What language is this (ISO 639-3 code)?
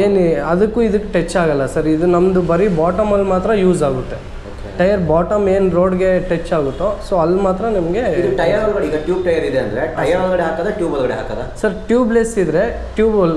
kan